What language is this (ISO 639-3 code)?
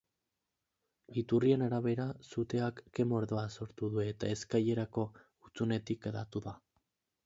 eus